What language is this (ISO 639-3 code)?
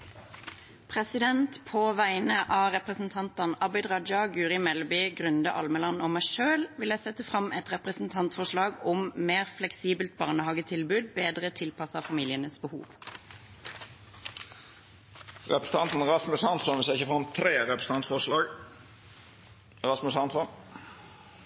nor